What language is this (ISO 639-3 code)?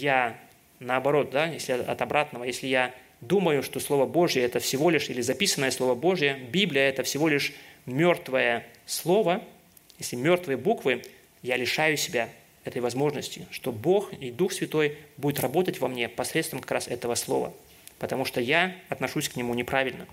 rus